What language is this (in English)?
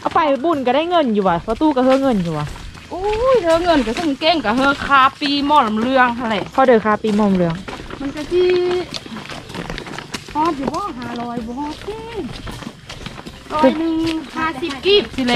Thai